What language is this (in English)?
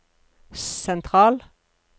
Norwegian